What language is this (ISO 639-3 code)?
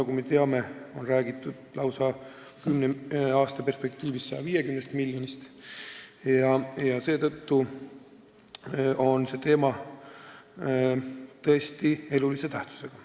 est